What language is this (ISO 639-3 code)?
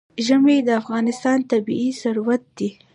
pus